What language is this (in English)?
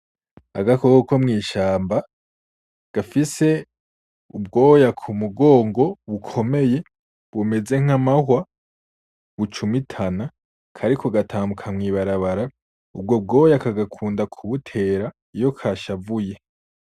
Rundi